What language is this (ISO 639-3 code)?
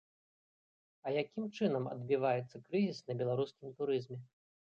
bel